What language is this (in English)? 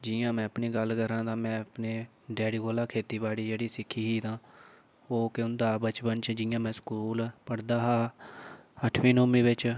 Dogri